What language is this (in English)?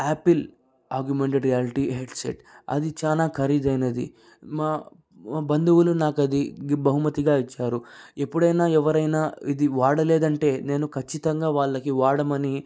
Telugu